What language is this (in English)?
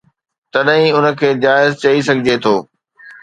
Sindhi